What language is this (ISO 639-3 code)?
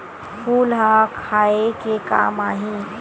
hne